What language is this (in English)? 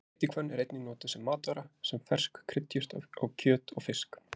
Icelandic